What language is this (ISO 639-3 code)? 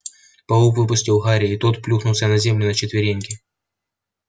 rus